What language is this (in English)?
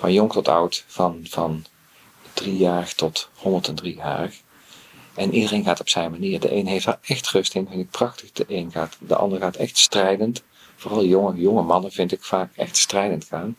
Dutch